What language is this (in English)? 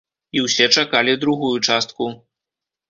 Belarusian